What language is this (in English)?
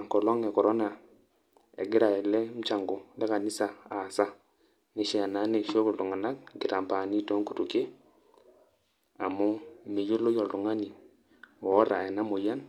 Masai